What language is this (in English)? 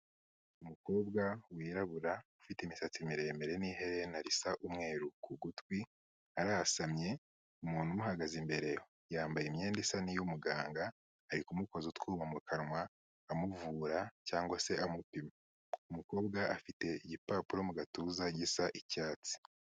Kinyarwanda